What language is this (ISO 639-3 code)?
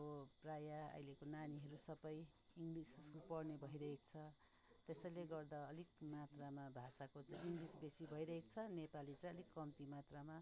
nep